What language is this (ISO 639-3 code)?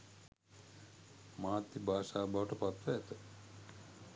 sin